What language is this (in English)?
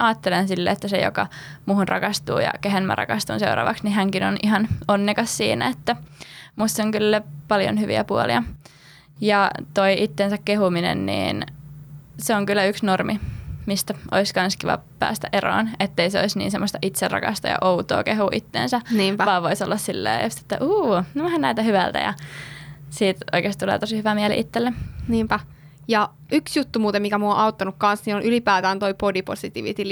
Finnish